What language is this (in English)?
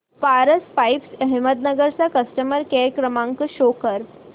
Marathi